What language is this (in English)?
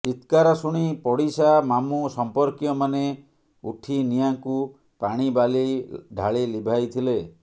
Odia